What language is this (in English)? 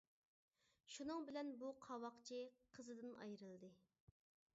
Uyghur